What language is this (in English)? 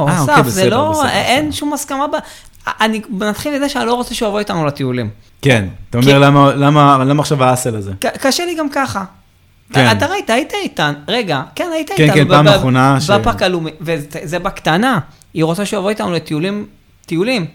Hebrew